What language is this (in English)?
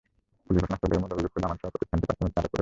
Bangla